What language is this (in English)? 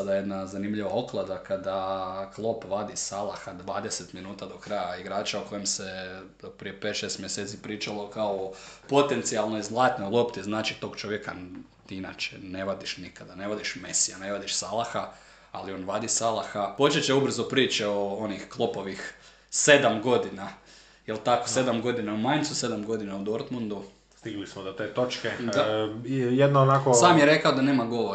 Croatian